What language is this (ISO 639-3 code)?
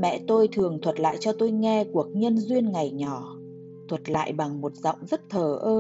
vie